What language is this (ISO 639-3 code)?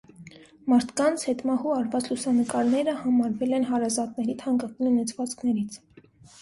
hye